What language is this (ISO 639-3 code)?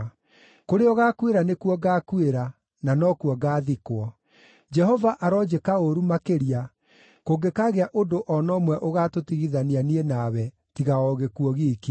kik